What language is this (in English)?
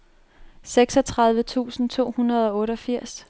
Danish